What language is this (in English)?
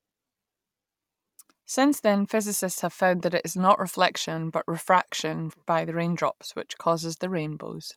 English